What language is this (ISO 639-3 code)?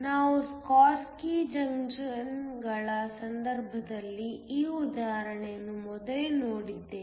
kan